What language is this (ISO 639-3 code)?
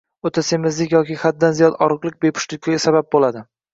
uzb